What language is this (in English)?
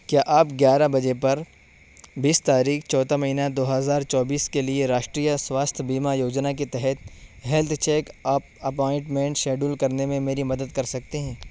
Urdu